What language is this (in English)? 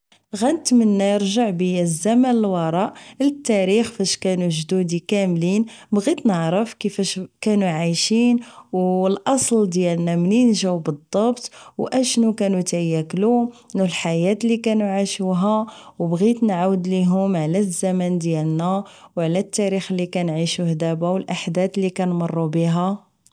Moroccan Arabic